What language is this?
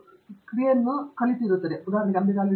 Kannada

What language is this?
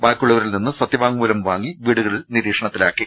Malayalam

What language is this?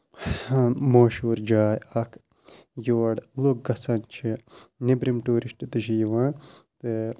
Kashmiri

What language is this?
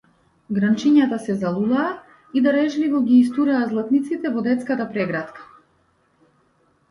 Macedonian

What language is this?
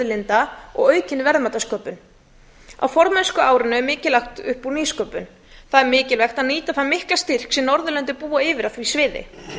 Icelandic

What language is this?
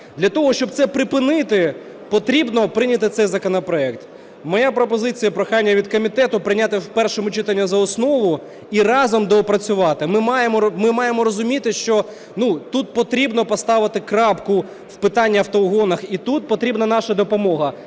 Ukrainian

